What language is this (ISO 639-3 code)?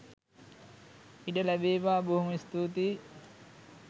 sin